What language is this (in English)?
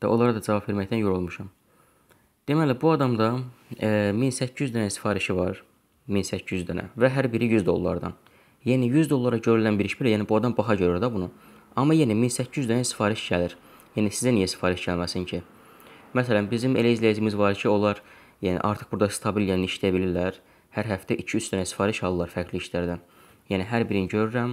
Turkish